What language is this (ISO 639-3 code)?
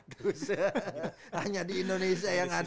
ind